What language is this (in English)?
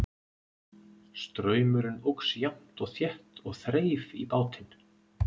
Icelandic